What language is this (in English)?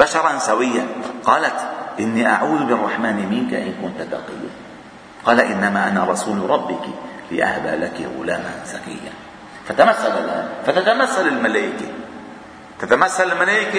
Arabic